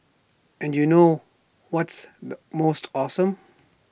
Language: English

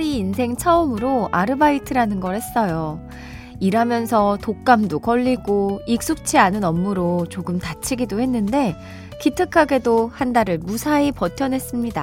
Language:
Korean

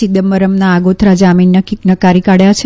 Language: Gujarati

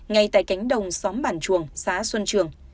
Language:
Vietnamese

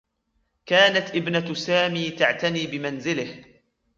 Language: Arabic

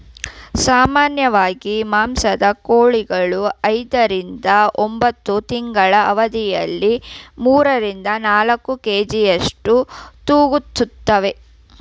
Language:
Kannada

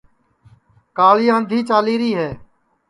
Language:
Sansi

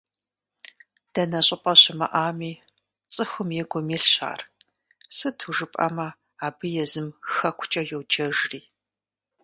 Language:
Kabardian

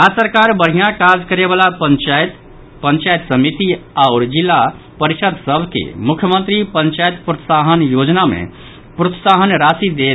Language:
Maithili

